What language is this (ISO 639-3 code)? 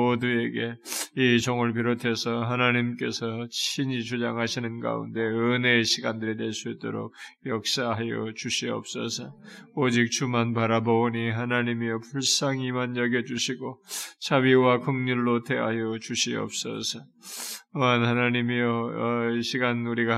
kor